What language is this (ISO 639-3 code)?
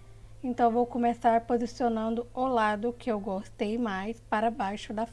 por